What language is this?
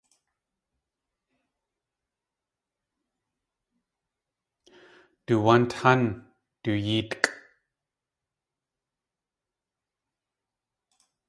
Tlingit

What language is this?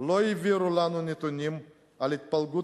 Hebrew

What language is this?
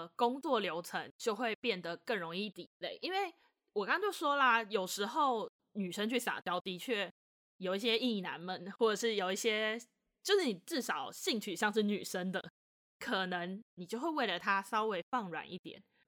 Chinese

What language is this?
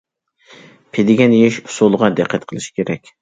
Uyghur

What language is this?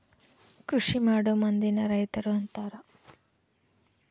Kannada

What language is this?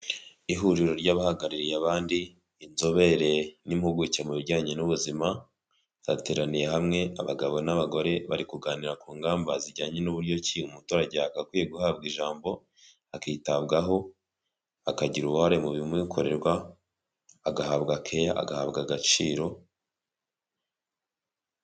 Kinyarwanda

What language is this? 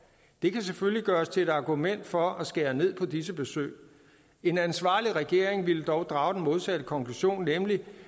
Danish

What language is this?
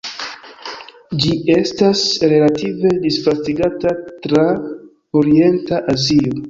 Esperanto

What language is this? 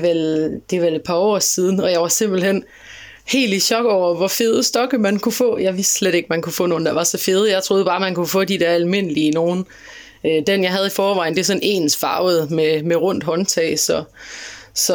Danish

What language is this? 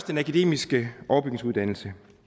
Danish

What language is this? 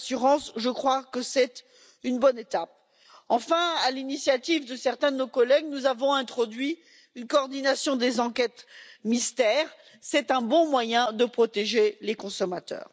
French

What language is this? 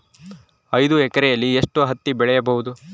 Kannada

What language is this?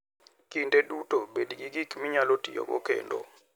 Luo (Kenya and Tanzania)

